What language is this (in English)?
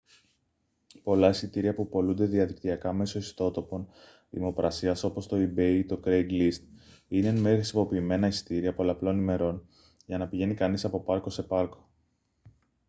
Greek